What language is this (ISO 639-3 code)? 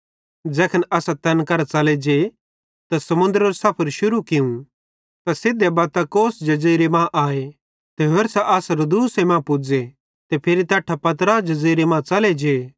bhd